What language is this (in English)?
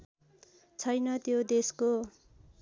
Nepali